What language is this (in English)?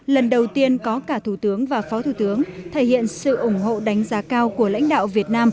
Vietnamese